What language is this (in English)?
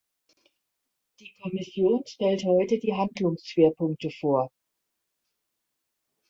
German